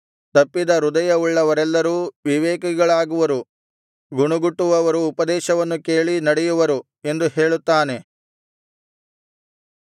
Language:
Kannada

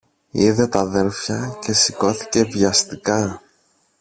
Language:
Greek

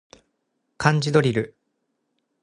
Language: Japanese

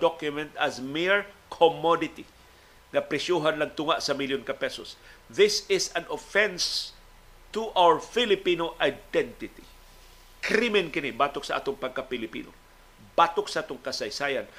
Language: Filipino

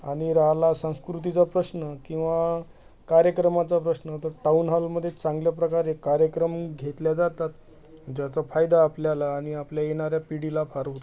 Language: Marathi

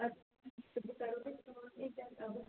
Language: Kashmiri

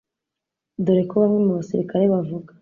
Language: Kinyarwanda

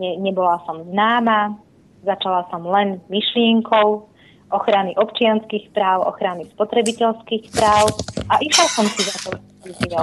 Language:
Slovak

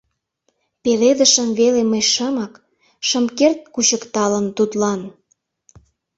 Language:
Mari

